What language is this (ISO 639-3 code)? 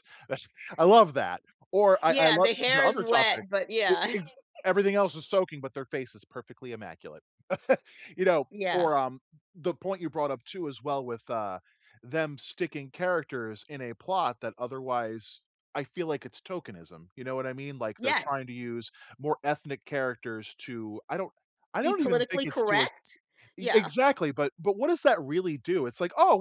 eng